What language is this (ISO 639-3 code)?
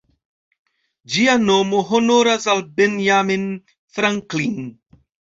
epo